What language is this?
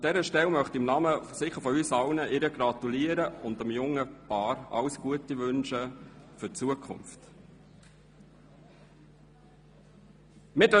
Swiss German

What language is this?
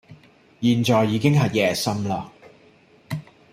Cantonese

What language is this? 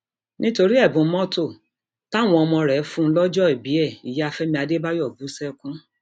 Yoruba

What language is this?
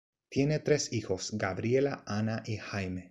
Spanish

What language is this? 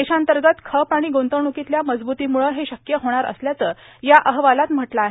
Marathi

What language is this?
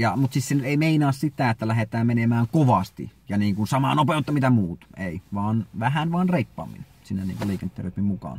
Finnish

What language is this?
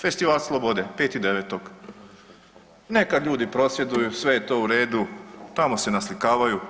Croatian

